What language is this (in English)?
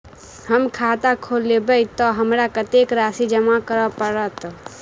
Maithili